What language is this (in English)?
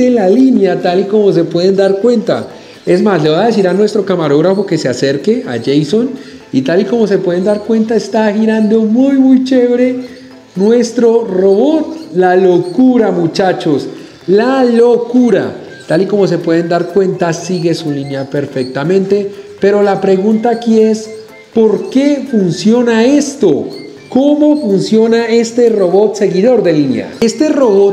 Spanish